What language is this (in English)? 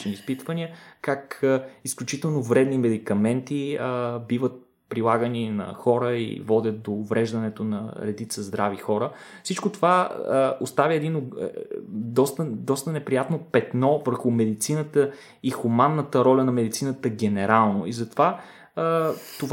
Bulgarian